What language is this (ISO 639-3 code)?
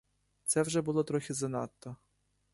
ukr